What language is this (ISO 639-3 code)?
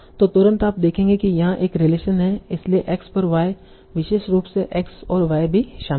hin